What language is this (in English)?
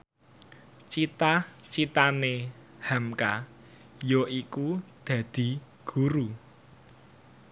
Javanese